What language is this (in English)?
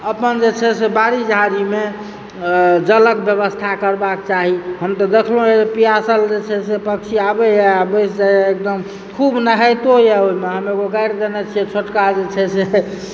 Maithili